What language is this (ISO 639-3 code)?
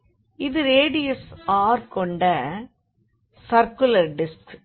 tam